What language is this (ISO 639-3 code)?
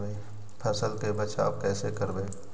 mag